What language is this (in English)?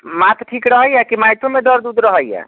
Maithili